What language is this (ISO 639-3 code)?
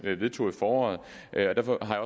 dan